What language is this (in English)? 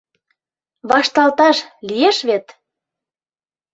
Mari